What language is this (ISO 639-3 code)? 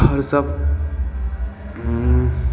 mai